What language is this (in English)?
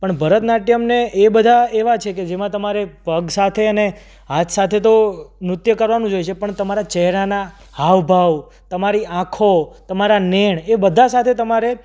Gujarati